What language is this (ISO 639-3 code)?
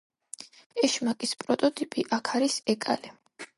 kat